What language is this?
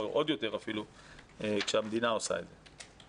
Hebrew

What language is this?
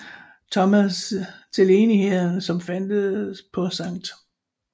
Danish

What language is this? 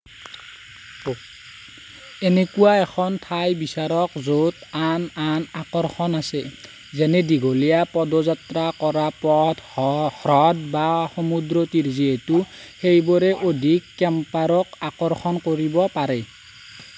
Assamese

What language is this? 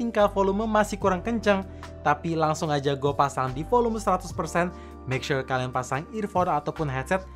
Indonesian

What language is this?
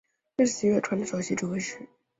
Chinese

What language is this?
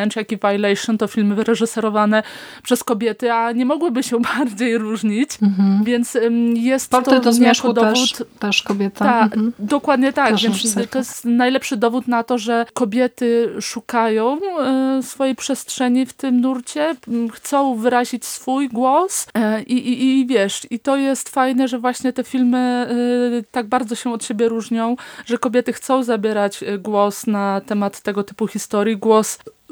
Polish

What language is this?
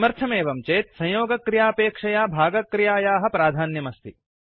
Sanskrit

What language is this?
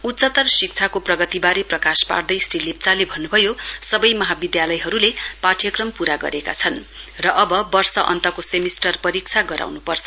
Nepali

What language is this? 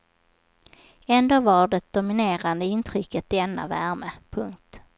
Swedish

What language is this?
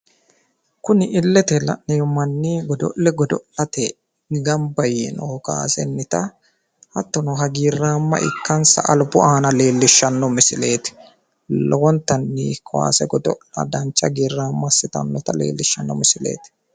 Sidamo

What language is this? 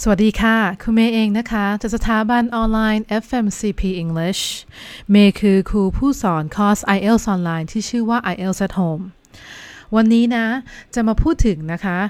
Thai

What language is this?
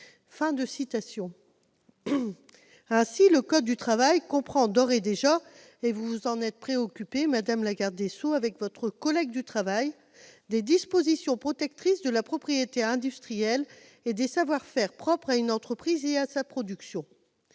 French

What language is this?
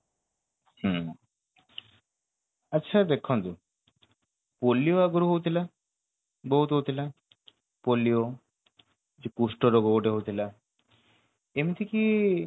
Odia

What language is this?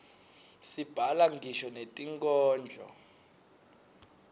Swati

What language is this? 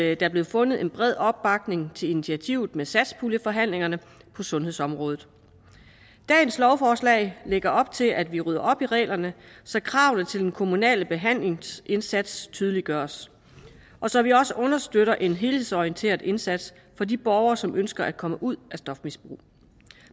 Danish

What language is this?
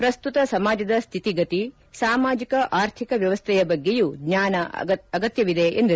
Kannada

